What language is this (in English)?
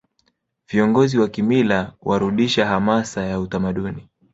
Swahili